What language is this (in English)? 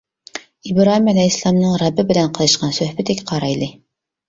Uyghur